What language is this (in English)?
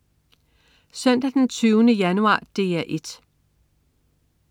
Danish